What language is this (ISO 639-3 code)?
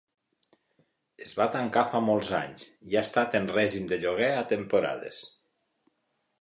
cat